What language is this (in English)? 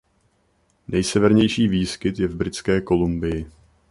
Czech